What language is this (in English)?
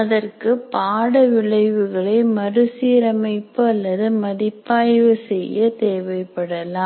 Tamil